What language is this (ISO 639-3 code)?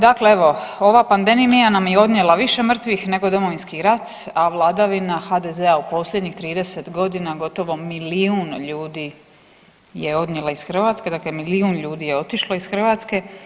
hrv